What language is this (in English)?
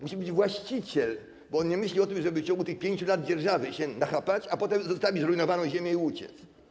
Polish